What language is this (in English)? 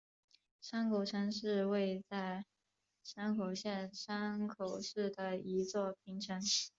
Chinese